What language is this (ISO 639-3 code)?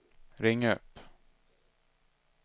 swe